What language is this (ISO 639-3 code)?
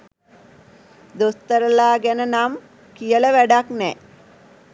sin